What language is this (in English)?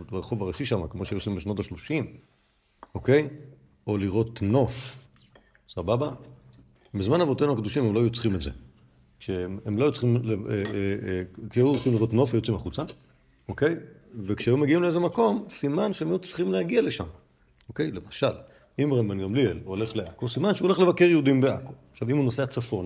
Hebrew